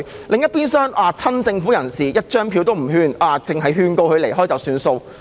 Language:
Cantonese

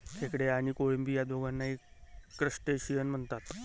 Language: Marathi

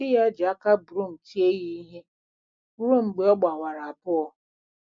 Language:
Igbo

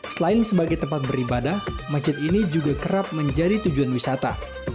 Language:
Indonesian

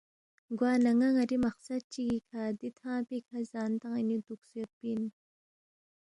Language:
Balti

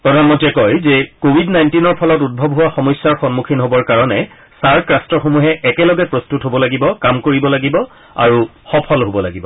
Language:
Assamese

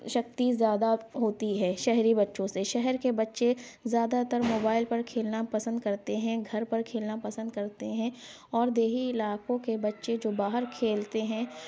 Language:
Urdu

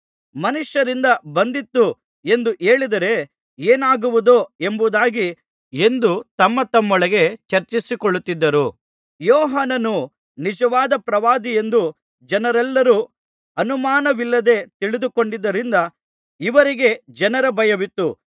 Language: Kannada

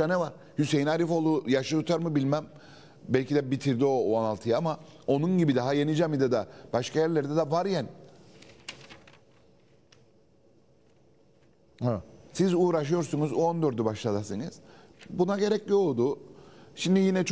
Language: Turkish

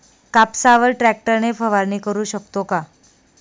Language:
Marathi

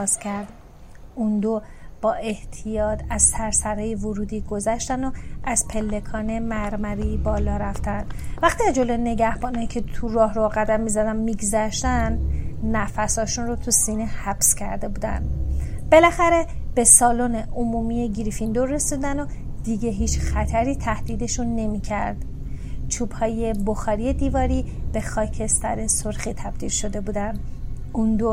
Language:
Persian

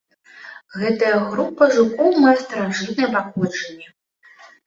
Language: Belarusian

